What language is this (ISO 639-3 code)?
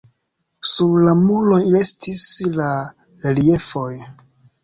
epo